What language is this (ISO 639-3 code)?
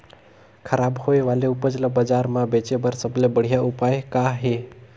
hne